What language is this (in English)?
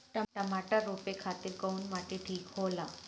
Bhojpuri